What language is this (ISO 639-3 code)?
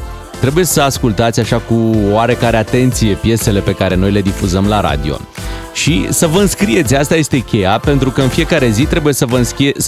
ron